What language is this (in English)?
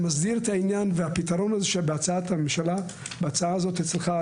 Hebrew